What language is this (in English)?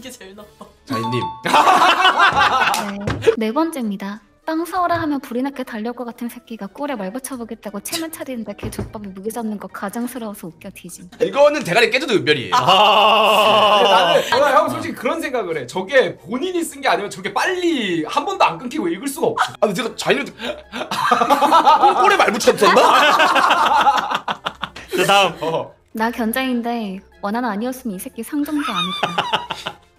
Korean